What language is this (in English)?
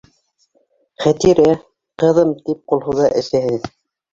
Bashkir